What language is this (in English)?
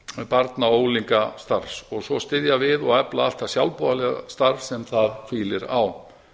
Icelandic